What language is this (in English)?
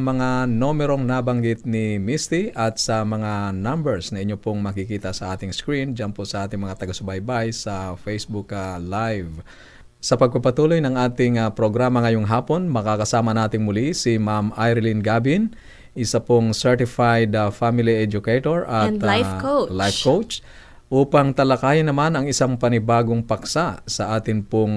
Filipino